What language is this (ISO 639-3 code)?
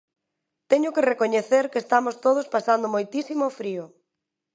glg